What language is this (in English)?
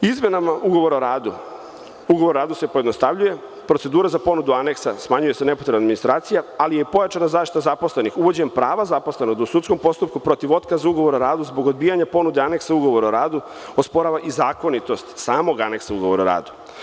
Serbian